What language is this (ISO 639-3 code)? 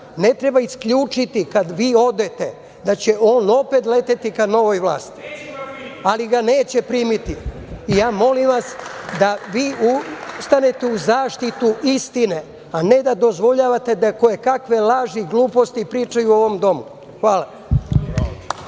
srp